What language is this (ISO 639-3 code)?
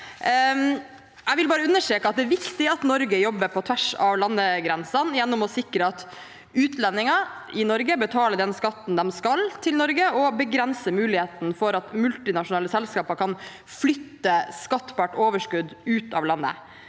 nor